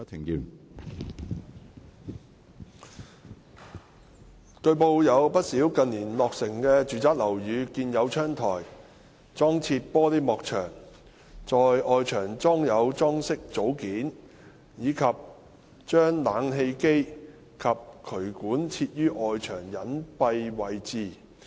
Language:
Cantonese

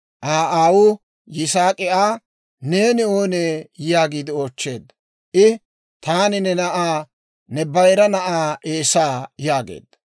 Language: Dawro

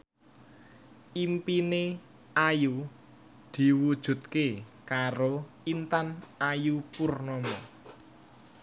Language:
Javanese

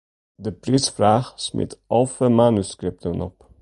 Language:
Western Frisian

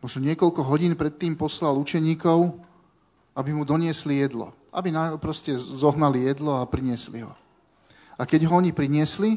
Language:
Slovak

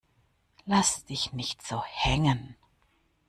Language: German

